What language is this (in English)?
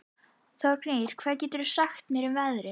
Icelandic